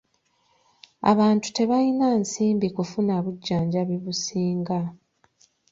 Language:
Ganda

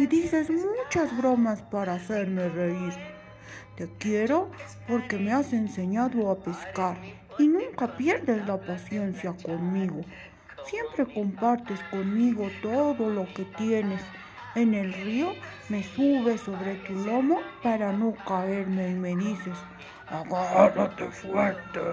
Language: Spanish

